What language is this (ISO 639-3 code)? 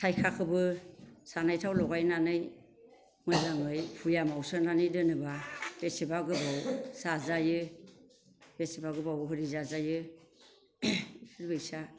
brx